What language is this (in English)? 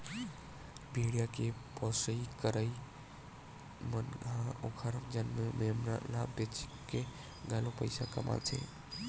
Chhattisgarhi